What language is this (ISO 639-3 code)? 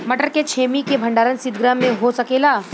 bho